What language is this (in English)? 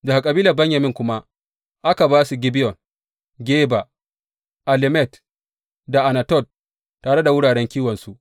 Hausa